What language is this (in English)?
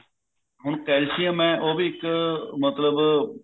Punjabi